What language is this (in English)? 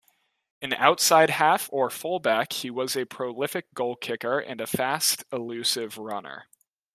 English